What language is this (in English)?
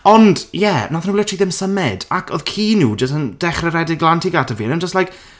Welsh